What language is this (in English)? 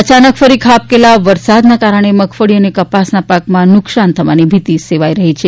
Gujarati